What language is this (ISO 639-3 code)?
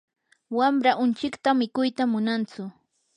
qur